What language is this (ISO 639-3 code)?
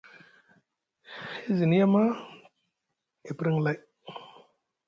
mug